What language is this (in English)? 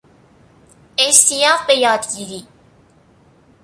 Persian